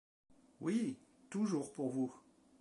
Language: French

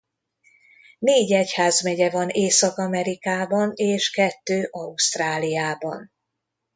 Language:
Hungarian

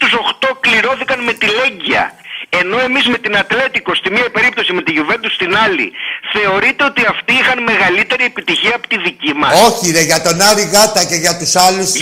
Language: Greek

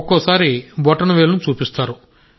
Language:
Telugu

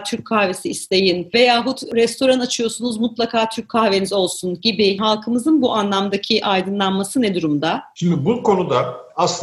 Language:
Turkish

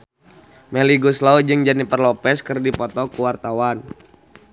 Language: Sundanese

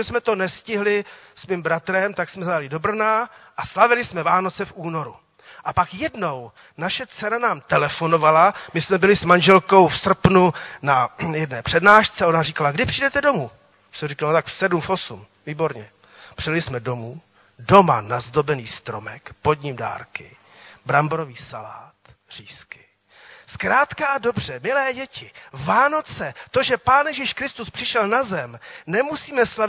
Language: Czech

